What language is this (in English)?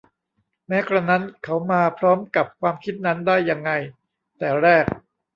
Thai